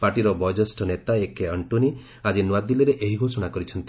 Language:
Odia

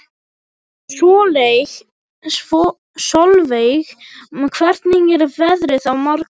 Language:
Icelandic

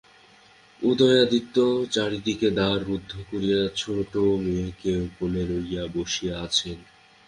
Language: Bangla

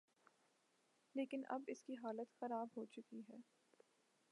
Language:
Urdu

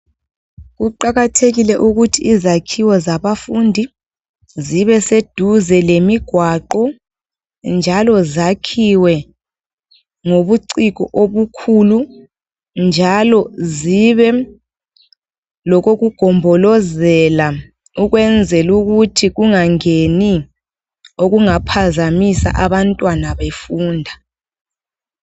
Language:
North Ndebele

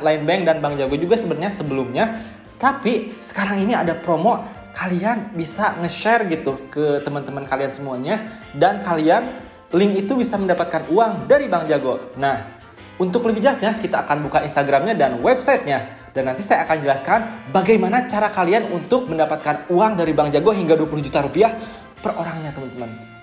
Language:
Indonesian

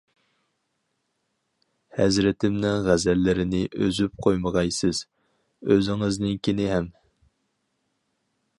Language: Uyghur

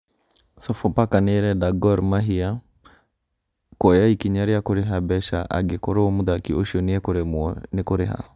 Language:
Kikuyu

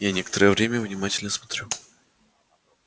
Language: Russian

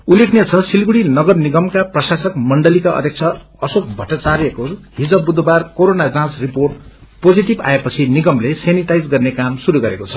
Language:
Nepali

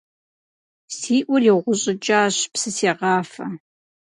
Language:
Kabardian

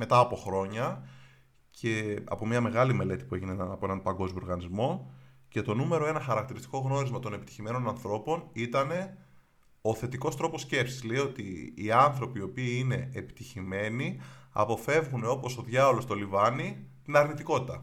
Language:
Greek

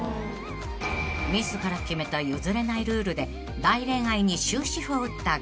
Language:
Japanese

